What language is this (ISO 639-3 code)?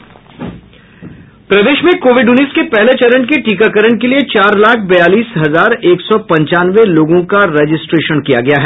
hin